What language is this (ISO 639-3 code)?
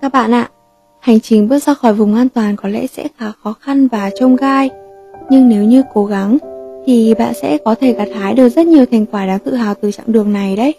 vie